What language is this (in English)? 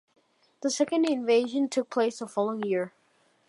English